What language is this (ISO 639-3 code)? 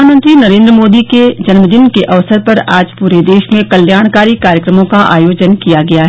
hin